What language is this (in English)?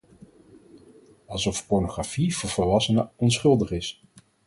Dutch